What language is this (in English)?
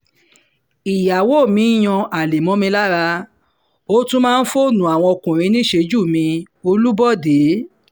Yoruba